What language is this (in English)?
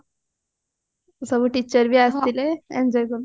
Odia